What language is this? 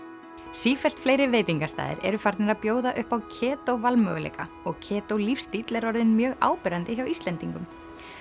Icelandic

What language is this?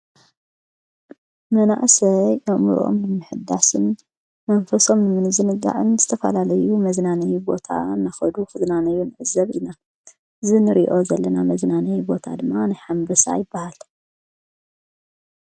Tigrinya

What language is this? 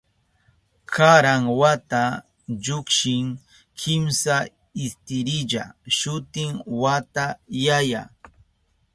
Southern Pastaza Quechua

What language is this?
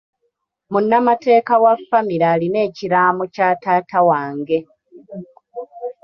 Ganda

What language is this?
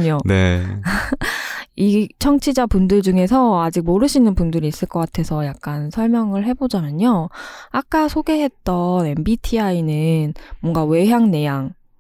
Korean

